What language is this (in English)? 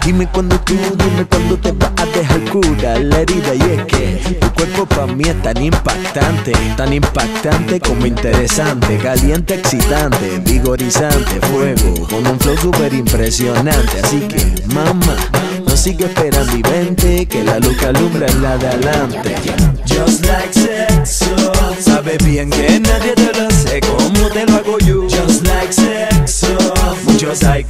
Thai